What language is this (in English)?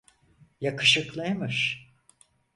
Turkish